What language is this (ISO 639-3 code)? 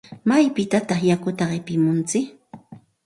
qxt